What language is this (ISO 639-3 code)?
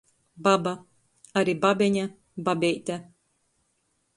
ltg